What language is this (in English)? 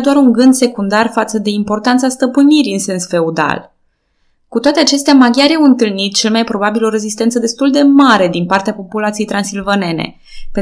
Romanian